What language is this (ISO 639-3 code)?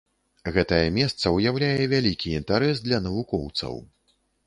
bel